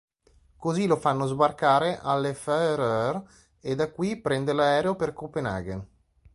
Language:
Italian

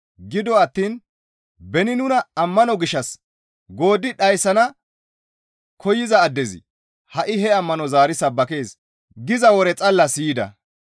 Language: Gamo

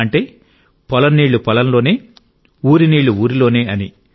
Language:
Telugu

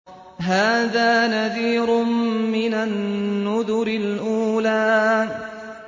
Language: Arabic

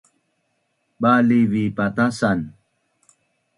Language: Bunun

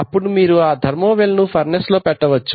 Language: Telugu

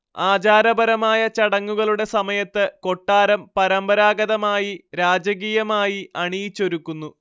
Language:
Malayalam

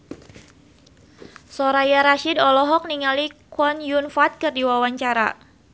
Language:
Sundanese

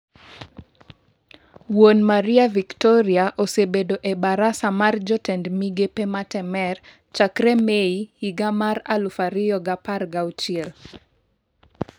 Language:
Luo (Kenya and Tanzania)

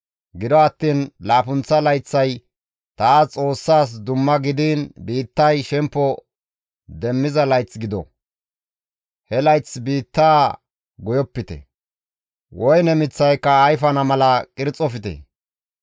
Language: Gamo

